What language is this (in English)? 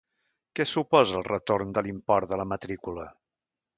Catalan